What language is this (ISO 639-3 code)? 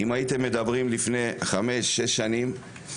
heb